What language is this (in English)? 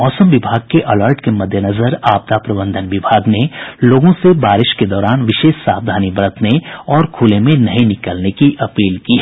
Hindi